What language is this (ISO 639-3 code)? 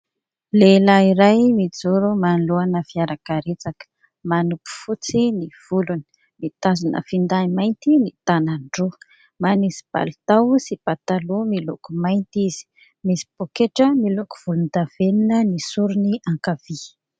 mlg